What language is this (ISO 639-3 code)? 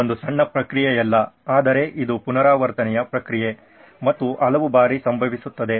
kan